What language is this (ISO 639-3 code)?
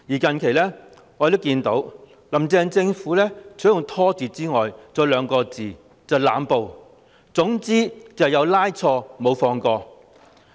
yue